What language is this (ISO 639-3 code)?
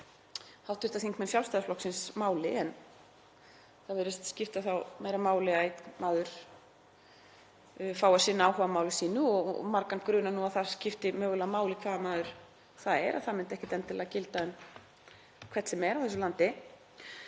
isl